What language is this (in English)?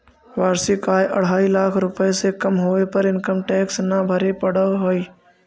Magahi